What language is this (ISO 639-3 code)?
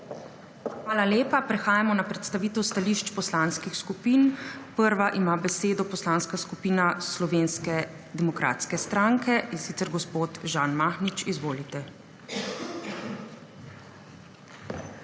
slv